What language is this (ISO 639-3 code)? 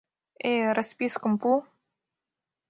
chm